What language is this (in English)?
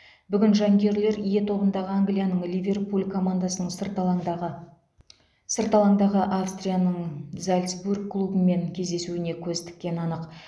Kazakh